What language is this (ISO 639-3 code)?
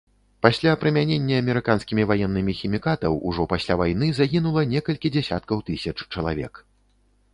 bel